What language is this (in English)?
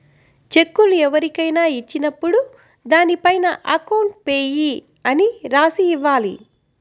Telugu